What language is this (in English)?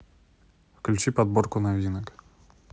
Russian